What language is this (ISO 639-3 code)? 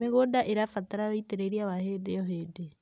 kik